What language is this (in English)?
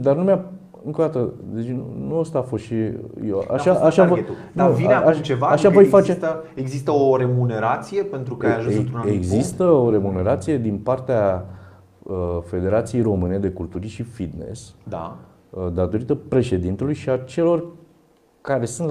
Romanian